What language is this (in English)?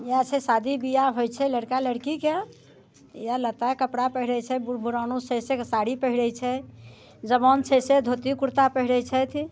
Maithili